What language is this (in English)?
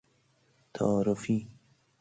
Persian